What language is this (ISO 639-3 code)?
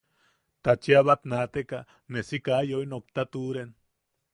yaq